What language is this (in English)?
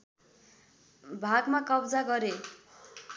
Nepali